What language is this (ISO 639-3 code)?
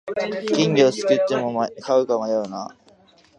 jpn